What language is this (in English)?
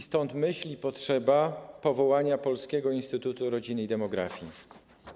Polish